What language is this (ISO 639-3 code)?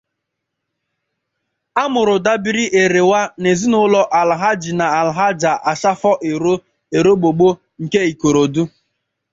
ibo